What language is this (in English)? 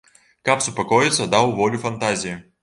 Belarusian